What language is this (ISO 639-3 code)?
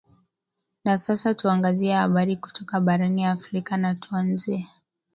swa